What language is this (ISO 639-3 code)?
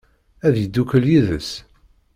kab